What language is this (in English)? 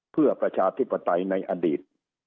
Thai